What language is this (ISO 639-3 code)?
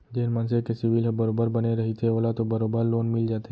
hne